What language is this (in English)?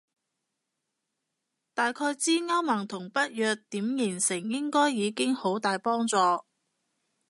Cantonese